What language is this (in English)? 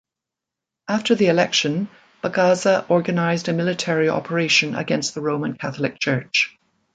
English